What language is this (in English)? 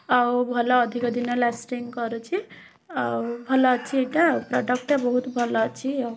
Odia